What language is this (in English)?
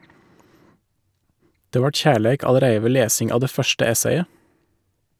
Norwegian